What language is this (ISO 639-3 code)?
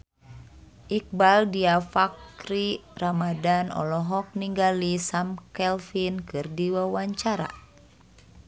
sun